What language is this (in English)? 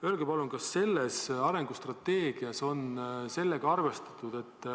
Estonian